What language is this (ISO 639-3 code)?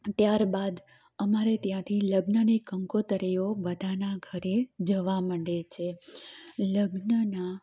guj